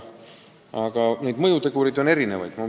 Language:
Estonian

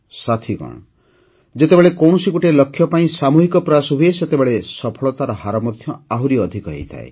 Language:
Odia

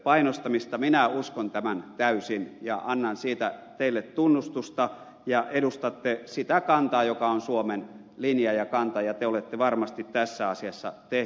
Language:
Finnish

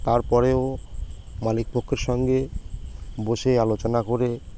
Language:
Bangla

